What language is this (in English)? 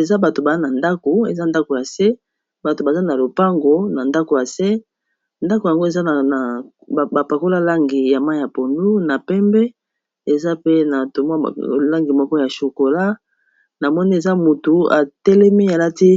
Lingala